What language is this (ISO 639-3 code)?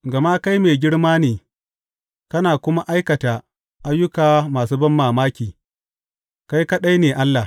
hau